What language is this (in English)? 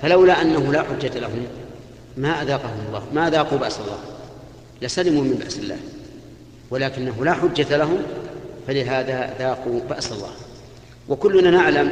Arabic